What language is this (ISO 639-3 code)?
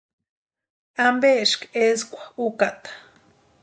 pua